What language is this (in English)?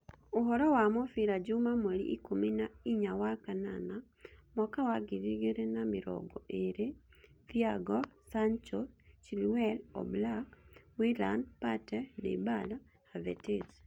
Kikuyu